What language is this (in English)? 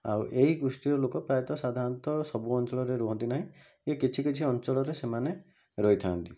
Odia